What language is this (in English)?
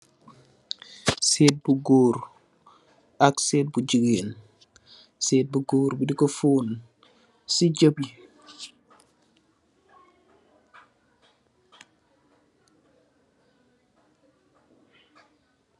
Wolof